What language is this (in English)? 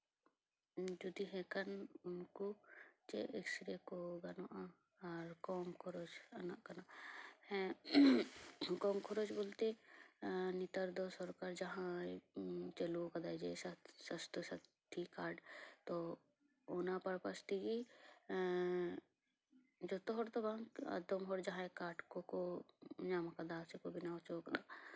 Santali